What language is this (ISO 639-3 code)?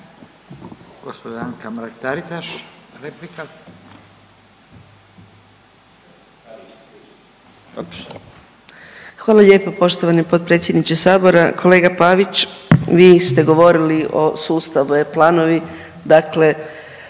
hrv